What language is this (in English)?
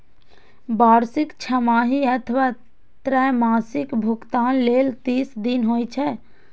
Maithili